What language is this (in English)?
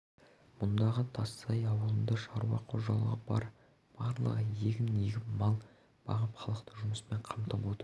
Kazakh